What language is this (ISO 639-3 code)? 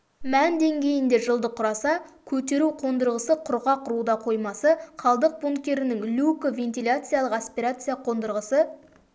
kaz